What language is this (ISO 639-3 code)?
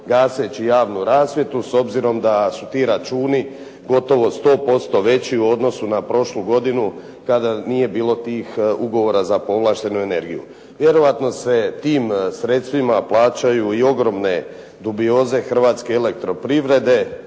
hrv